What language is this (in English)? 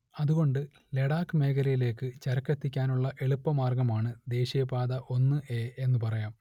Malayalam